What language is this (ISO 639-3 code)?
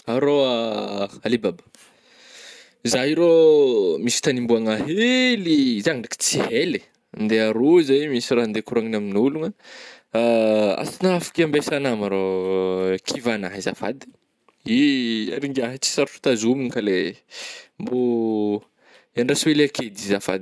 bmm